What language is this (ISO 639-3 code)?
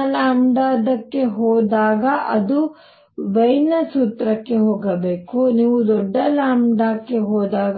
kan